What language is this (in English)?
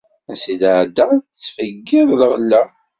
Kabyle